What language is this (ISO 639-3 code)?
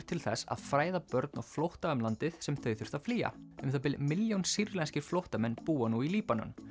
isl